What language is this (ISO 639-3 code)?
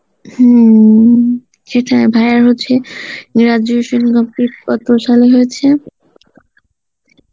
ben